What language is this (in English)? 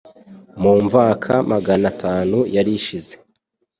Kinyarwanda